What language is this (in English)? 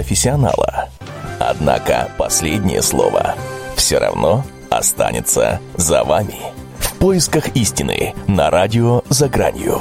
Russian